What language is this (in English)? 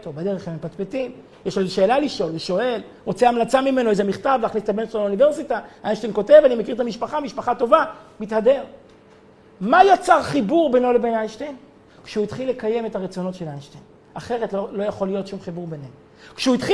Hebrew